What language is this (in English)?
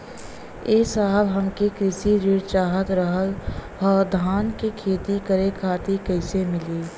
Bhojpuri